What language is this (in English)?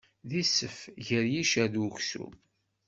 Kabyle